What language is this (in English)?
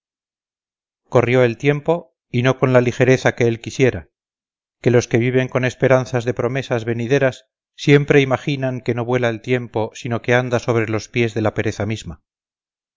Spanish